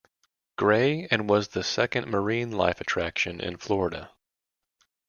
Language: English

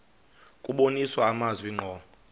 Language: Xhosa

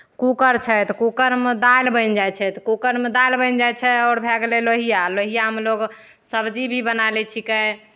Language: Maithili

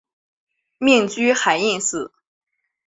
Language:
Chinese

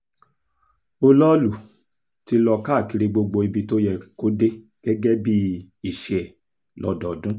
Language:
Yoruba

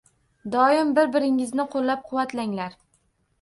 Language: Uzbek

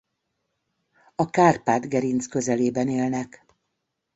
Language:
Hungarian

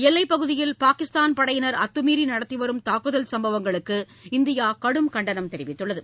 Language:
Tamil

